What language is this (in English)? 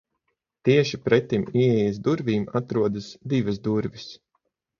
Latvian